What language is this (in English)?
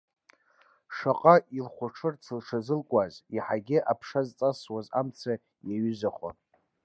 Abkhazian